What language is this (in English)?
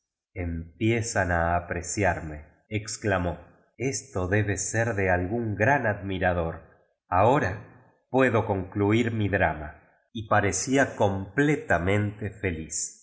Spanish